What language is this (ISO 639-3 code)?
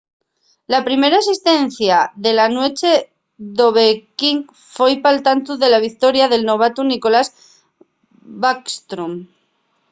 ast